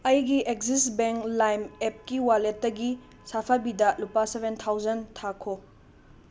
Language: Manipuri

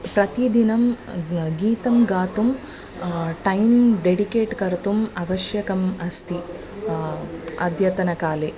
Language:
Sanskrit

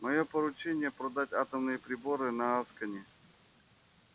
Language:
Russian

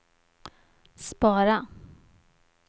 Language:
Swedish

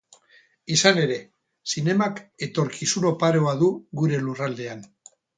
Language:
Basque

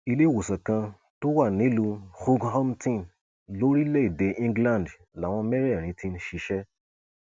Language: Yoruba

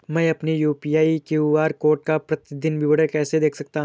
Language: Hindi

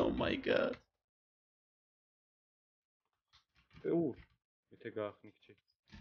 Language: Romanian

